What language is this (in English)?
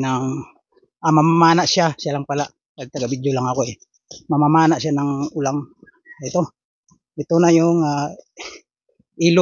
Filipino